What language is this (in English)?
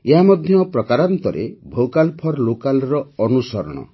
Odia